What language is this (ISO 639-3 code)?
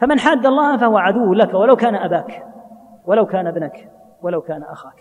ara